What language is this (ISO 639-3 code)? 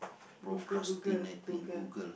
eng